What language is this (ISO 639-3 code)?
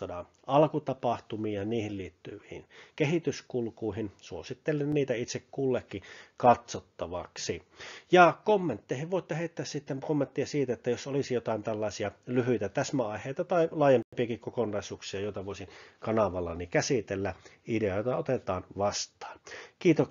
fin